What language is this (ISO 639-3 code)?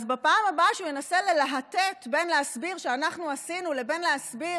heb